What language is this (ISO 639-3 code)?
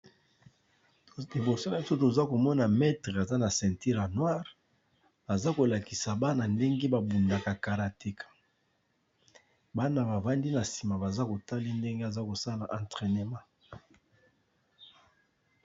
lin